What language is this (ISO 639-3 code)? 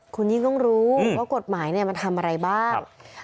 tha